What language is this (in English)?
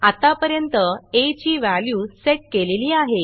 Marathi